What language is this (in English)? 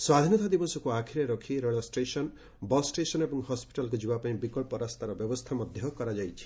Odia